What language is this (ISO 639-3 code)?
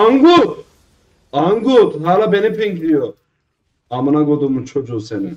tur